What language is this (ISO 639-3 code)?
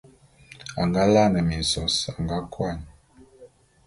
bum